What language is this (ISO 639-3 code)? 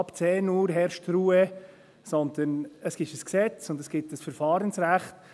gsw